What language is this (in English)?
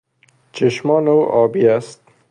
Persian